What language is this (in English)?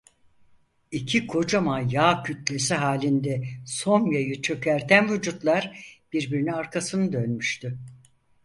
Turkish